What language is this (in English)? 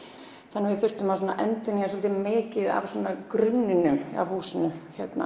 Icelandic